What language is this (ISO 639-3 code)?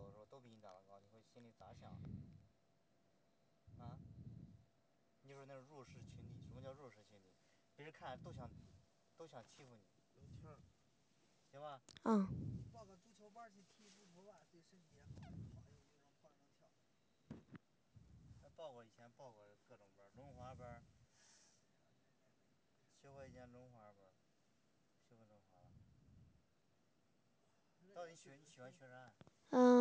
zho